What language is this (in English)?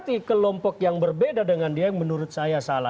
Indonesian